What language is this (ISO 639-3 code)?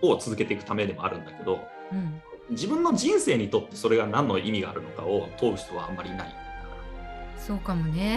jpn